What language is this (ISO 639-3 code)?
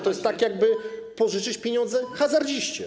pol